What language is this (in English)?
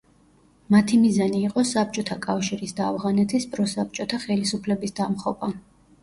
Georgian